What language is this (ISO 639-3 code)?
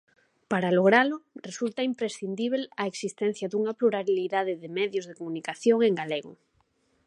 glg